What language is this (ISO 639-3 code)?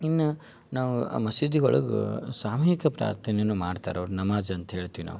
kan